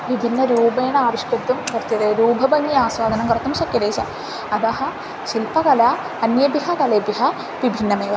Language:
Sanskrit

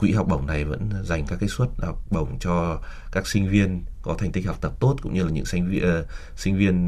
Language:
Vietnamese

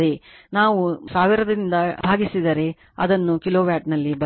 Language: Kannada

